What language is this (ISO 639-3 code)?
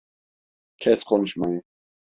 tur